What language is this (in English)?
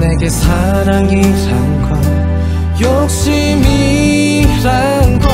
Korean